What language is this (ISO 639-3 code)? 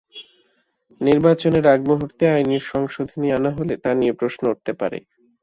ben